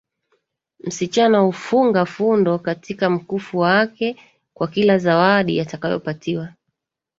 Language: Swahili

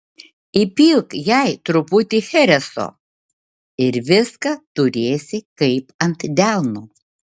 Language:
Lithuanian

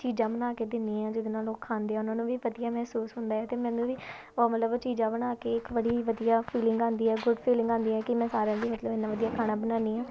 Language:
Punjabi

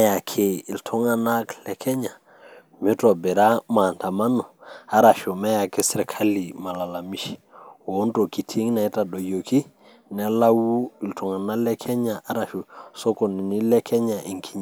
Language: Masai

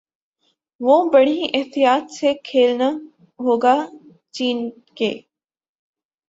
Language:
Urdu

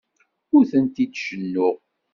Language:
Kabyle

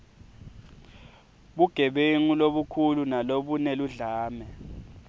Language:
Swati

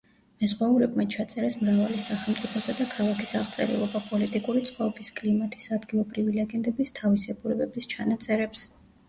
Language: Georgian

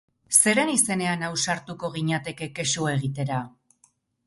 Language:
Basque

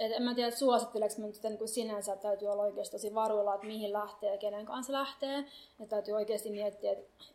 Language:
Finnish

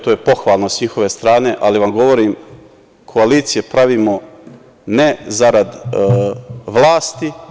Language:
Serbian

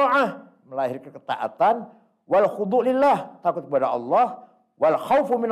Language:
Indonesian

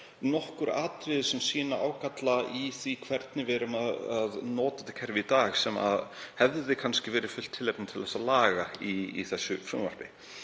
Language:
Icelandic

